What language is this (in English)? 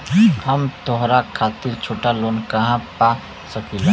Bhojpuri